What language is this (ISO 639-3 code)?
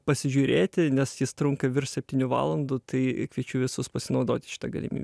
lit